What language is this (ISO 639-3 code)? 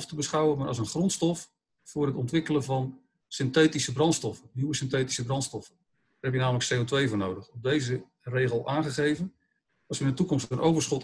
nld